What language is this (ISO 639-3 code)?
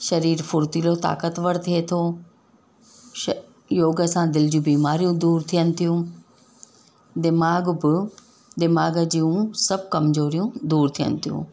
snd